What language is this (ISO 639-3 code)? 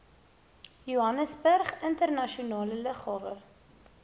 afr